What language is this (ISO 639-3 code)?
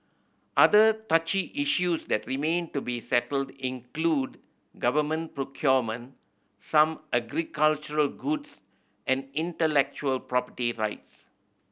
eng